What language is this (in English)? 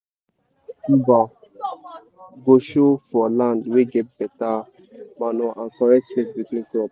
Nigerian Pidgin